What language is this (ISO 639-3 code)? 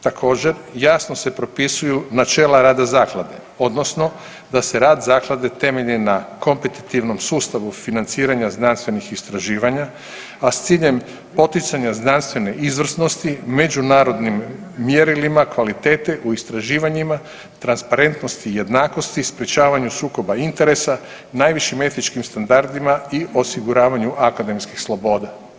hrv